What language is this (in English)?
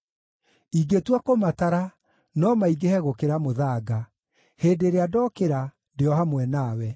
Kikuyu